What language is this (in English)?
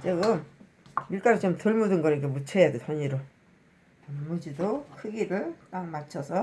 Korean